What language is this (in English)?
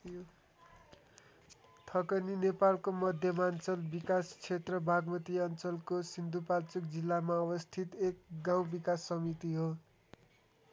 Nepali